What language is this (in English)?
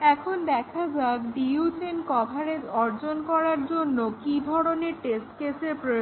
Bangla